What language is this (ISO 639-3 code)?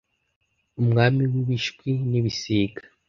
kin